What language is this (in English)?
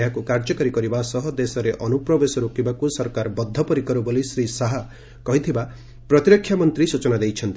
Odia